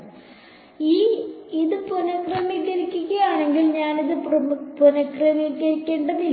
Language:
Malayalam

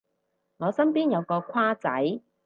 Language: Cantonese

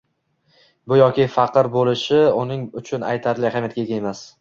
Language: Uzbek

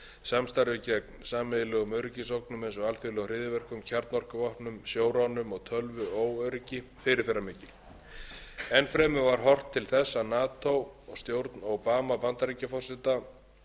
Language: Icelandic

